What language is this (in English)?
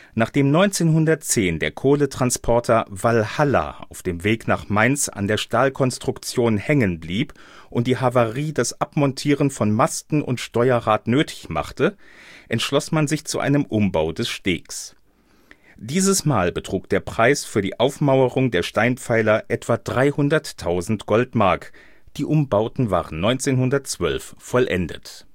German